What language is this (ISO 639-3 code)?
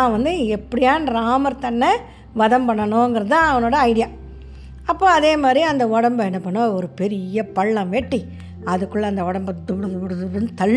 tam